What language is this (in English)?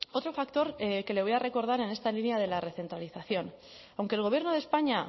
Spanish